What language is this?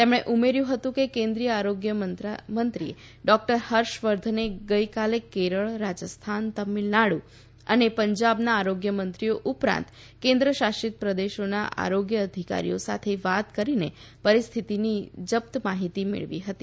Gujarati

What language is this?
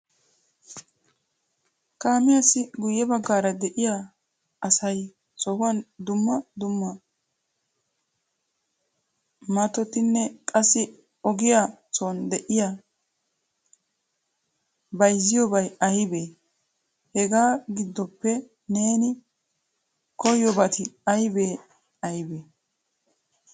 Wolaytta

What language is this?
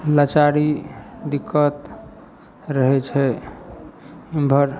Maithili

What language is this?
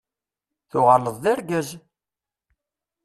Kabyle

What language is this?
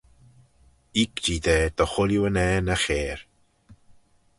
Manx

